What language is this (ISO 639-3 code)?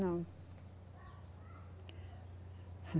por